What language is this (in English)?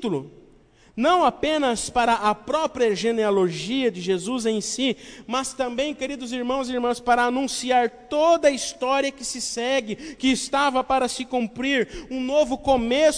Portuguese